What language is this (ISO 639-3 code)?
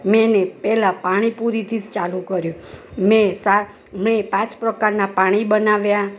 guj